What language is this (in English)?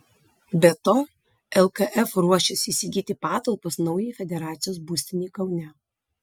Lithuanian